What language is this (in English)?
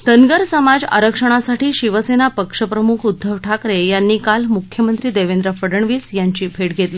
Marathi